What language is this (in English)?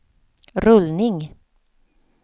Swedish